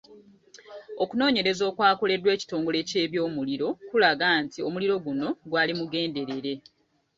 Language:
Ganda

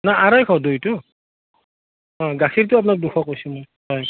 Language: Assamese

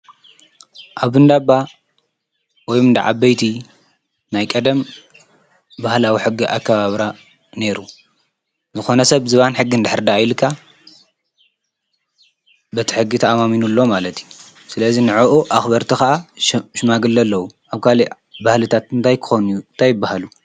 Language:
Tigrinya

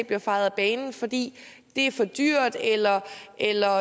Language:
Danish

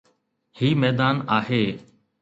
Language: Sindhi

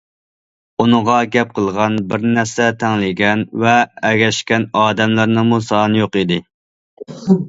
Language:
Uyghur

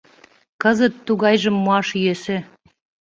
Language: Mari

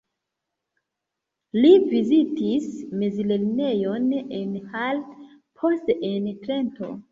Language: Esperanto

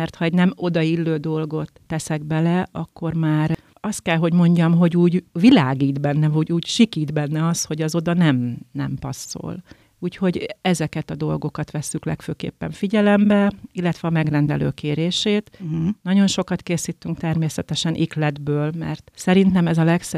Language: Hungarian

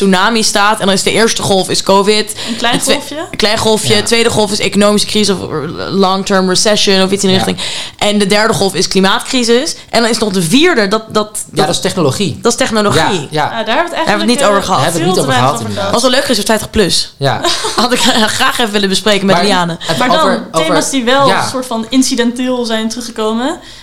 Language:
Dutch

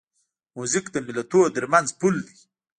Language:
Pashto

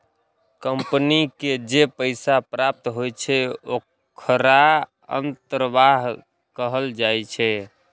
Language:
Maithili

